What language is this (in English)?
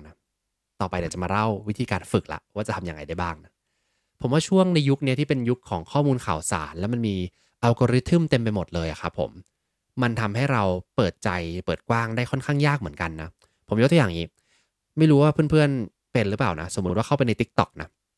Thai